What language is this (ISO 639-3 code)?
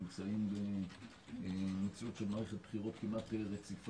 heb